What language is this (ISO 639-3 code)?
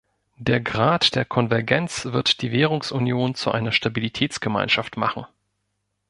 deu